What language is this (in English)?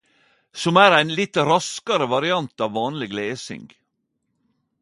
Norwegian Nynorsk